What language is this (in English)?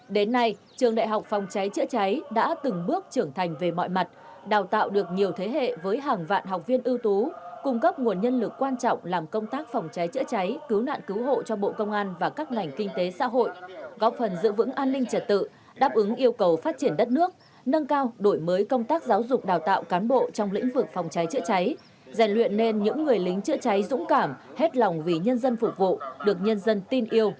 Vietnamese